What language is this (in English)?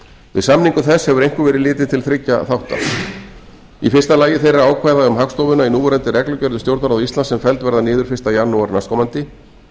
Icelandic